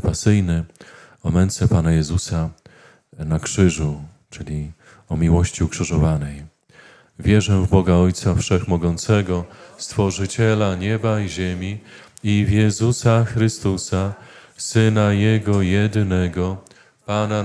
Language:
Polish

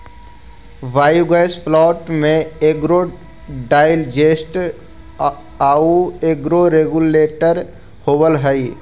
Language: Magahi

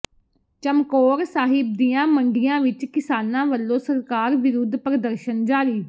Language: Punjabi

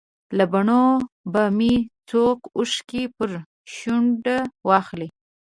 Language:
Pashto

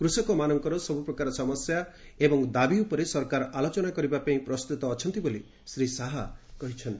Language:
Odia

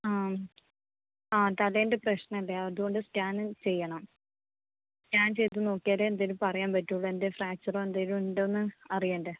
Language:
Malayalam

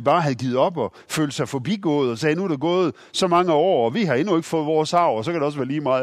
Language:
Danish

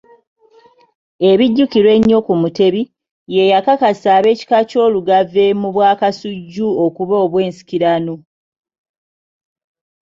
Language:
Ganda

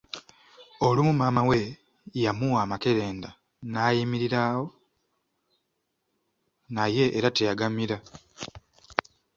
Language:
Ganda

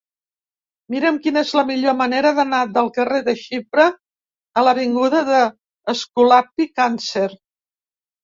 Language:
Catalan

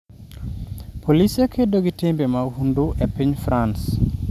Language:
Luo (Kenya and Tanzania)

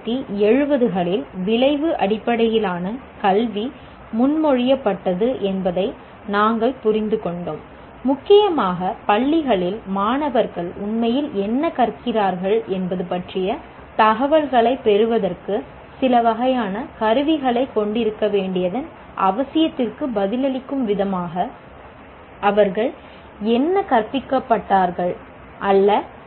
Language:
Tamil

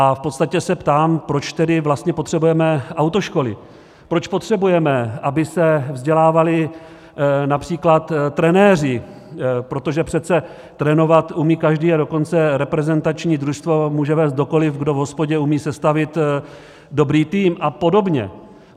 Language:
Czech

